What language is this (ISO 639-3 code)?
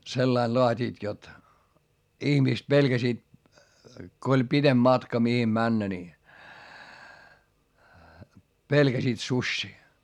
fin